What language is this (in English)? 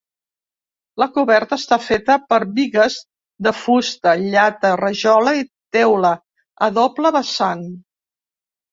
Catalan